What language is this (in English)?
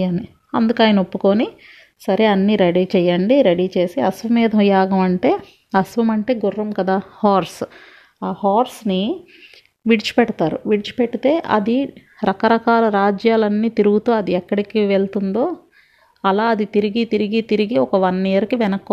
Telugu